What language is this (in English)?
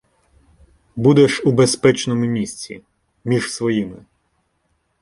Ukrainian